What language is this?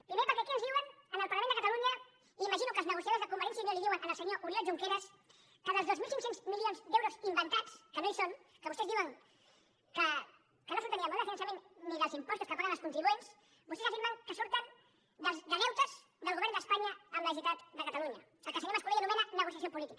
Catalan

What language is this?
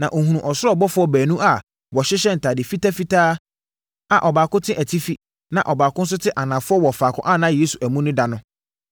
Akan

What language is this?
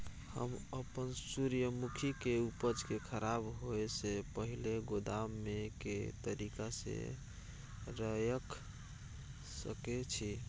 Maithili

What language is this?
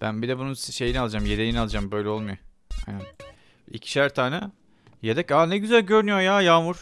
Turkish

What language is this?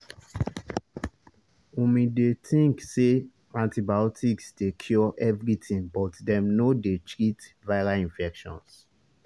Nigerian Pidgin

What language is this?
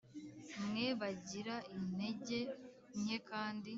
Kinyarwanda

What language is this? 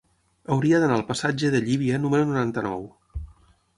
Catalan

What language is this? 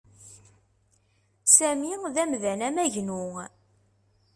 Kabyle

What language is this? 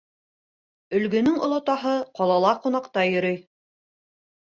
Bashkir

